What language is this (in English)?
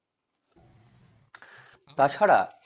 Bangla